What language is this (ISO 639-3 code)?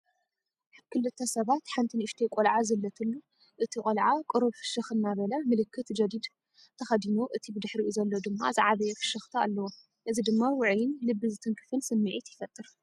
tir